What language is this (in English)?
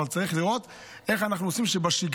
Hebrew